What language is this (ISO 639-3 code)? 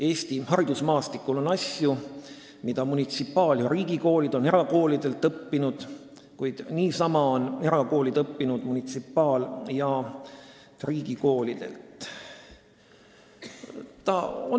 est